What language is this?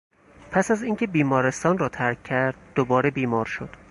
Persian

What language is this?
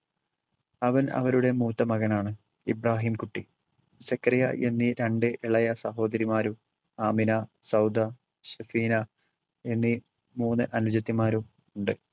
Malayalam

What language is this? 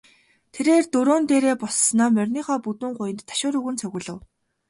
Mongolian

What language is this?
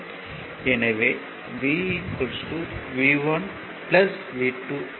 Tamil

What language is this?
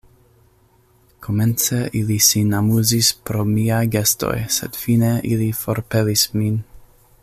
Esperanto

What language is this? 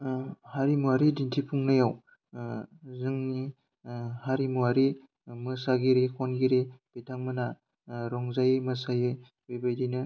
Bodo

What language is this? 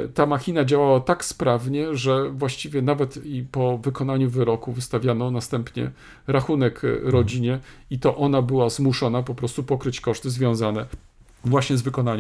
Polish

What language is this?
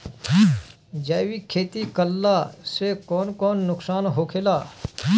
Bhojpuri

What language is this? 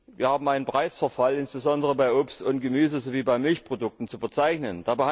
German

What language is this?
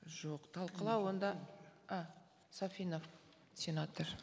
Kazakh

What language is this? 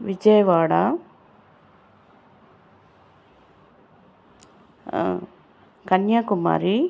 Telugu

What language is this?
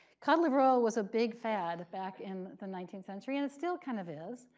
English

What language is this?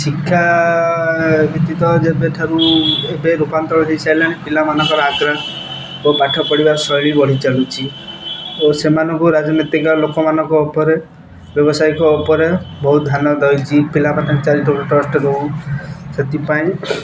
Odia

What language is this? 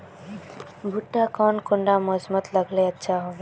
Magahi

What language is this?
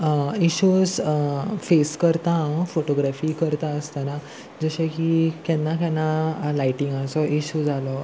Konkani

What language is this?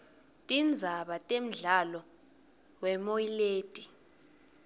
Swati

